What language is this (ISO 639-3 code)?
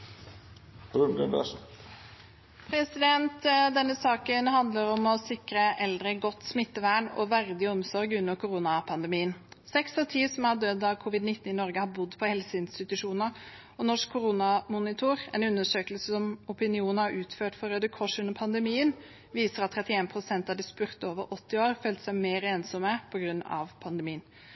nor